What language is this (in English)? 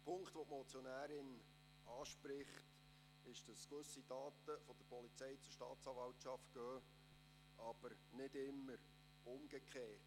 Swiss German